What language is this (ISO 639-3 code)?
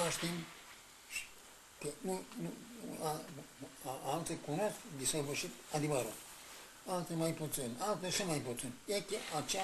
ron